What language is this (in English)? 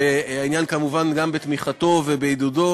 Hebrew